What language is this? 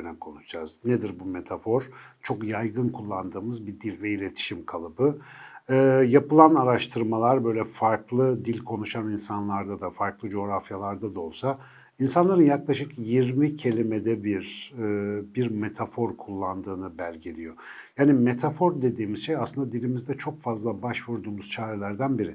Turkish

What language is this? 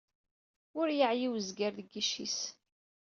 Kabyle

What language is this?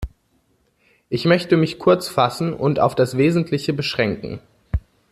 German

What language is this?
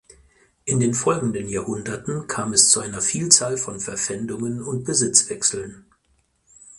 German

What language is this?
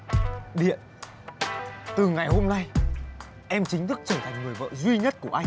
Vietnamese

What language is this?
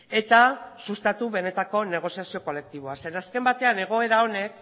Basque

